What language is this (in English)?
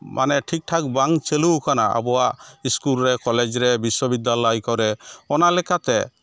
Santali